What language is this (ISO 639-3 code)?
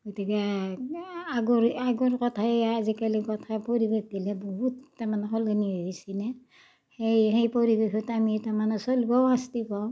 asm